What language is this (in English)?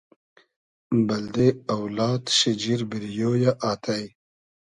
Hazaragi